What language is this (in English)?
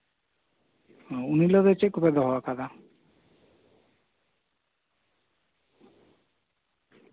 Santali